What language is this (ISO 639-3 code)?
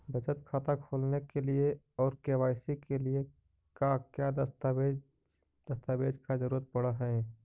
mag